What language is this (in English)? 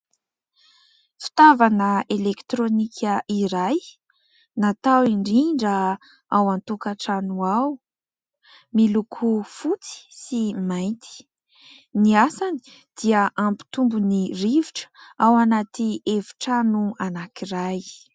Malagasy